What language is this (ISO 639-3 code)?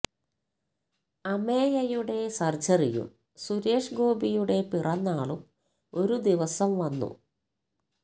mal